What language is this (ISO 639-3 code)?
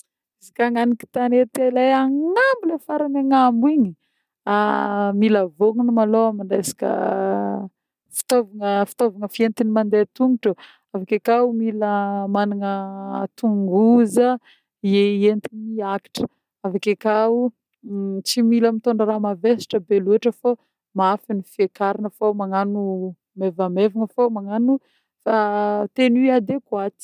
bmm